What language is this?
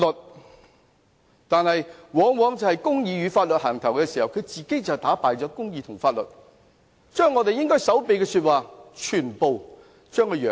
Cantonese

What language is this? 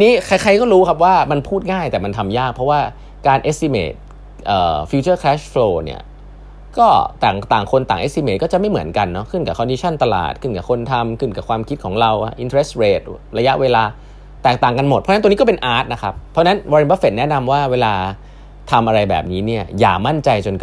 Thai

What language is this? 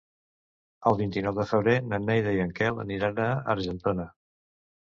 Catalan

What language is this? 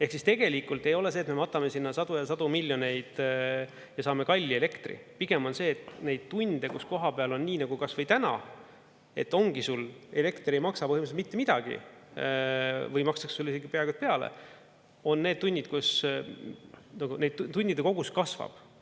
Estonian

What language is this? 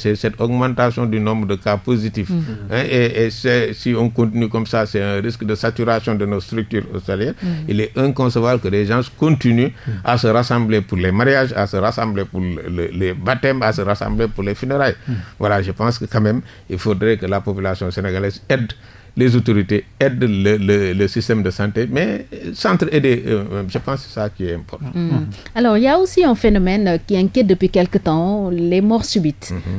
French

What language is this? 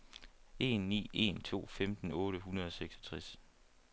Danish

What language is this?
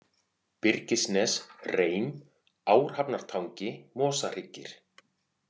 Icelandic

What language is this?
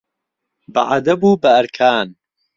Central Kurdish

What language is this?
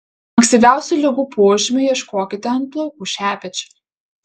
Lithuanian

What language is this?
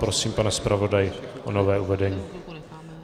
Czech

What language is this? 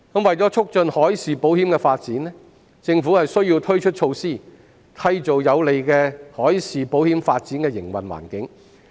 Cantonese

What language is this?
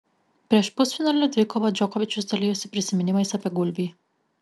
Lithuanian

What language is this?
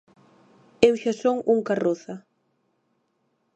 Galician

